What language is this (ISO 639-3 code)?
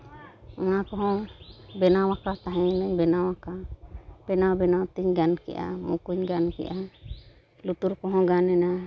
sat